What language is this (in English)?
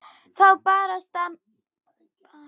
Icelandic